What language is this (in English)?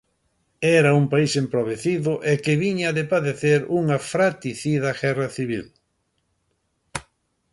Galician